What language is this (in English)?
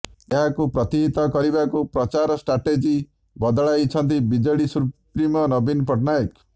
Odia